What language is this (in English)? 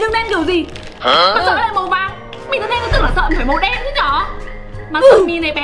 Vietnamese